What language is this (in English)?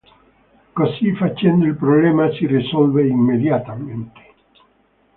Italian